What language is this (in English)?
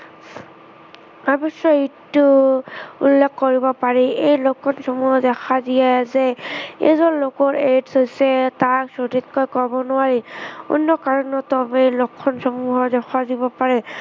Assamese